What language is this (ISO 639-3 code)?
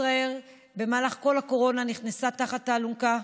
heb